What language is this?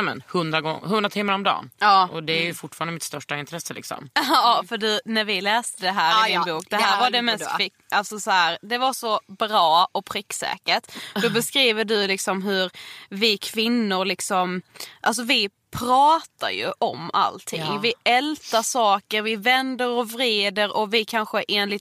Swedish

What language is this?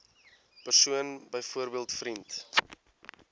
Afrikaans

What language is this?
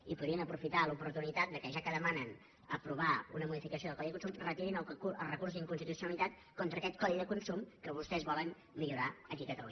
Catalan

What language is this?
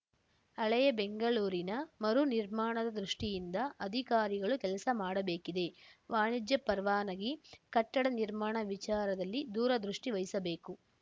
Kannada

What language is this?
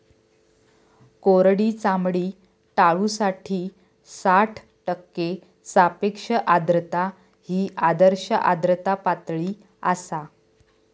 Marathi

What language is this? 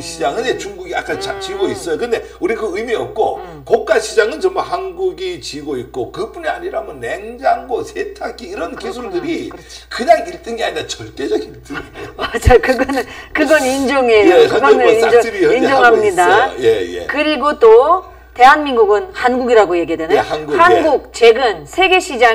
Korean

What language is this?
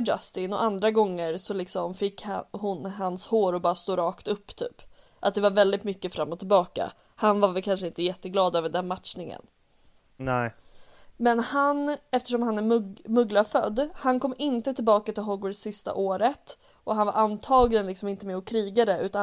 Swedish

